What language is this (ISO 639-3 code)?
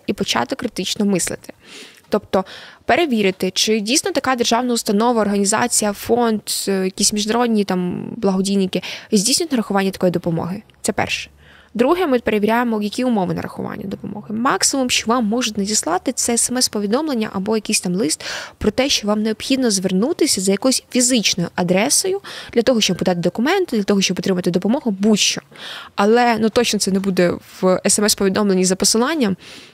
ukr